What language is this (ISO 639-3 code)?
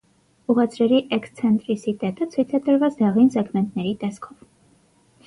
hye